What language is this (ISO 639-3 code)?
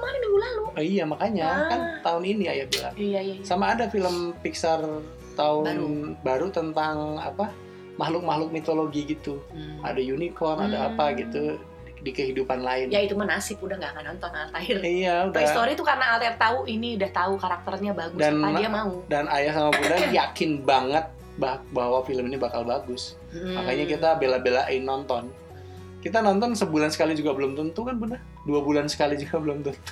ind